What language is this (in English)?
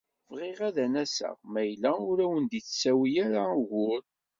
Kabyle